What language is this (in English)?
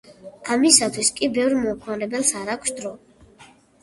Georgian